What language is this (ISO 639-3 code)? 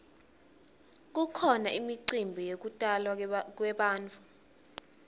ssw